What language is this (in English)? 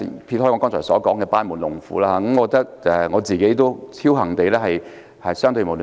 Cantonese